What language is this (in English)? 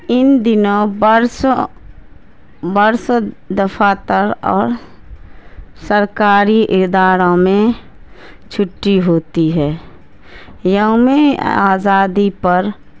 Urdu